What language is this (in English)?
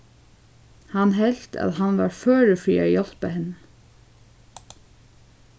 Faroese